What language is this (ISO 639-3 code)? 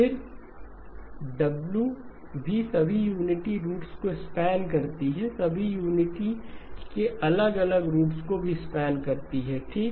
hin